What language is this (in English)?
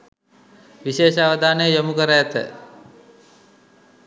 Sinhala